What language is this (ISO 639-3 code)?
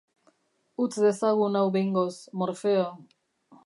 eus